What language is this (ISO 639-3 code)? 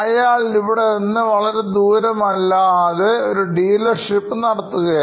mal